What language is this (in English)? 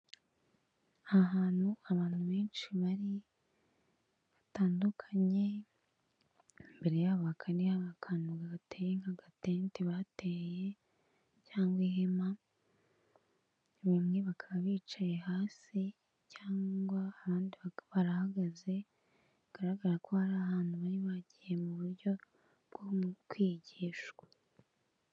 Kinyarwanda